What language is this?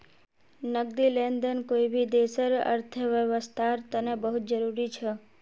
Magahi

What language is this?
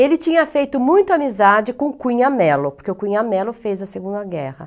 Portuguese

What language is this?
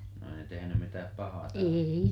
Finnish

